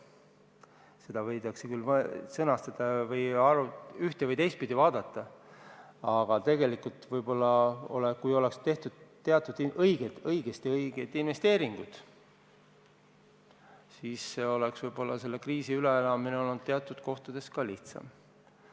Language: Estonian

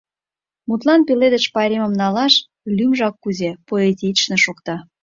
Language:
Mari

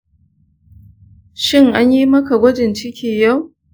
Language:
Hausa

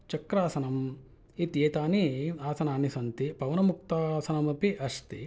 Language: Sanskrit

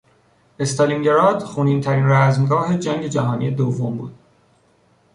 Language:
Persian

